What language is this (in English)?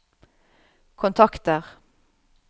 Norwegian